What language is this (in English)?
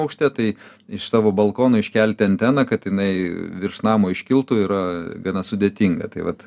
Lithuanian